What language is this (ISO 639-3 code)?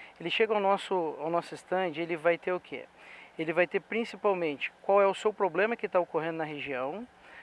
por